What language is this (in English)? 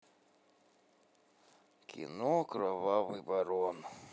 Russian